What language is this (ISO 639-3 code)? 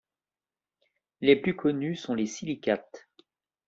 fra